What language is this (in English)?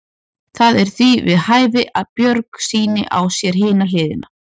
Icelandic